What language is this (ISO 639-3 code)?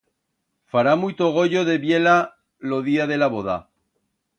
arg